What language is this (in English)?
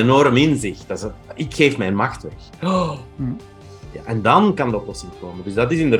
Dutch